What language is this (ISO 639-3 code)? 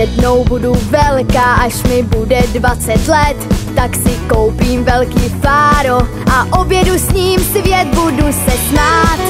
ces